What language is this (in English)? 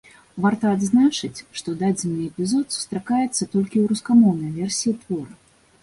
Belarusian